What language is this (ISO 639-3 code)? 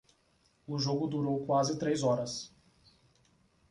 por